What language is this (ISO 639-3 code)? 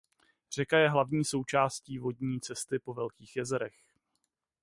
ces